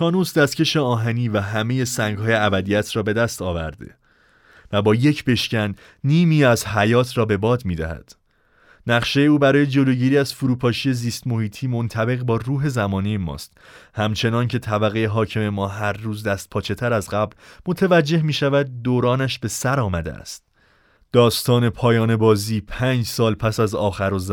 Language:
Persian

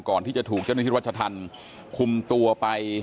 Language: Thai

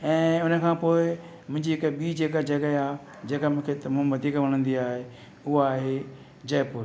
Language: Sindhi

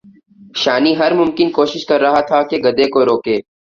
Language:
Urdu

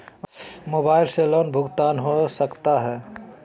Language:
Magahi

